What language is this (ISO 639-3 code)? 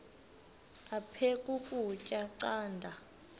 xho